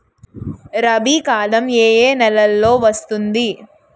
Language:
Telugu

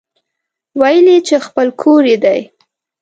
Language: Pashto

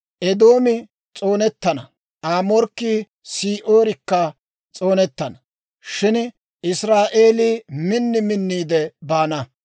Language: Dawro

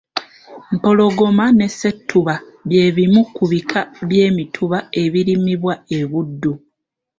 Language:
Ganda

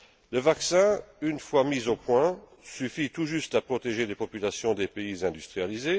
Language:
French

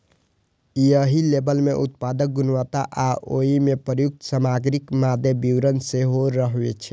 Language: Maithili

